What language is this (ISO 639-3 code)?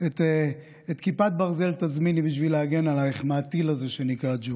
heb